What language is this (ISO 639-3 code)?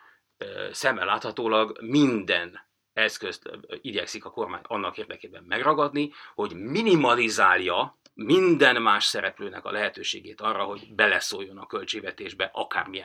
hun